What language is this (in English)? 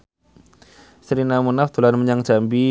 Javanese